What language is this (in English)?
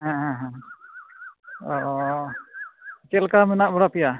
Santali